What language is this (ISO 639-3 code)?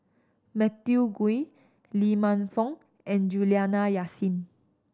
eng